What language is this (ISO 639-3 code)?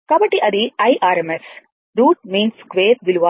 tel